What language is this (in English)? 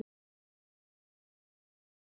Icelandic